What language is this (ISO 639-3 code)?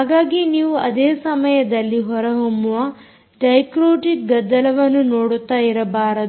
kan